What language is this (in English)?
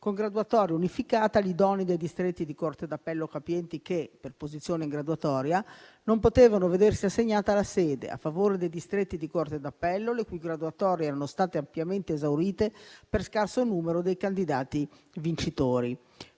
Italian